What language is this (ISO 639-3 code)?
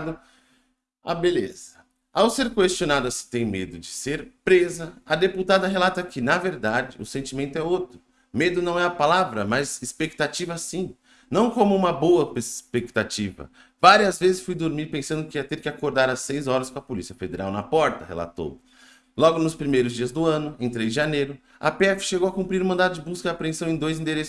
por